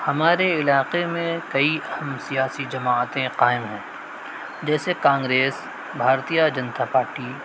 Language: Urdu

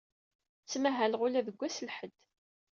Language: Kabyle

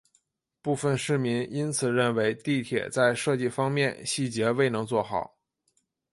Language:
Chinese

